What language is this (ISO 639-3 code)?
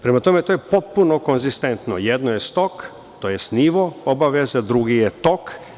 srp